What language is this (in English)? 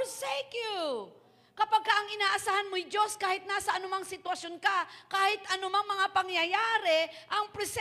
Filipino